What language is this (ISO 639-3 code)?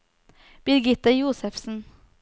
nor